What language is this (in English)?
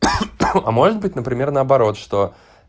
Russian